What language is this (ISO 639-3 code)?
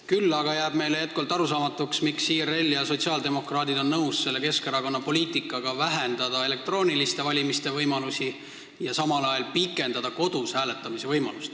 est